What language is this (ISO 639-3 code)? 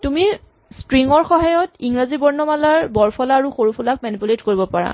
asm